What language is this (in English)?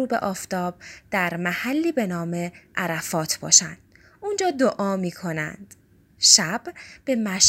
Persian